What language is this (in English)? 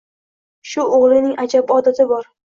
Uzbek